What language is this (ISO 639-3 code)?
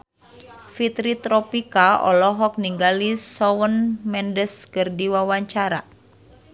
sun